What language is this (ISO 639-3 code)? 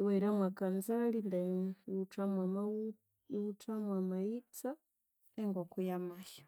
koo